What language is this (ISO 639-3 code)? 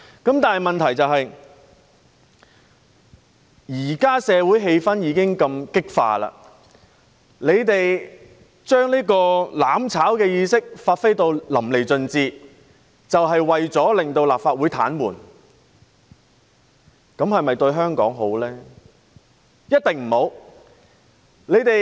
yue